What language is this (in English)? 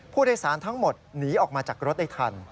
Thai